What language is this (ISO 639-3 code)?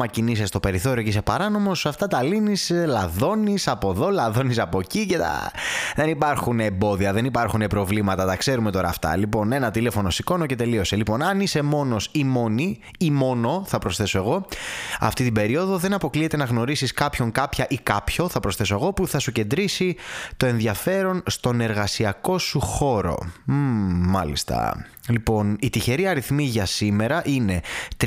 ell